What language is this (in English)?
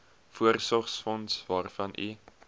Afrikaans